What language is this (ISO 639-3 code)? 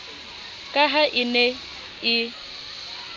sot